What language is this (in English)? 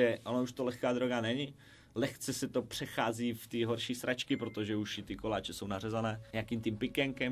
Czech